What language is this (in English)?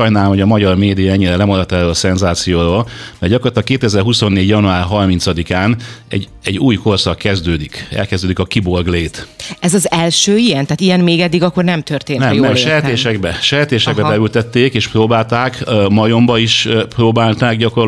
Hungarian